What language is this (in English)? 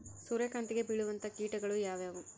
Kannada